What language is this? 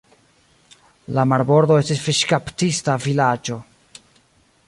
Esperanto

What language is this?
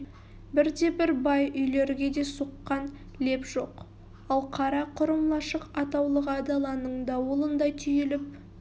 Kazakh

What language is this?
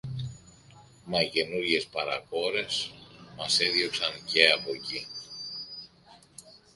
Greek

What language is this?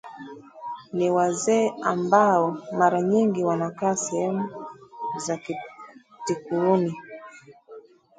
Swahili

